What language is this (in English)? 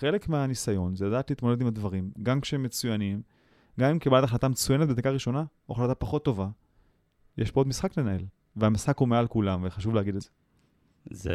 Hebrew